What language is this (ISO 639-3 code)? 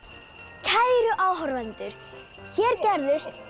isl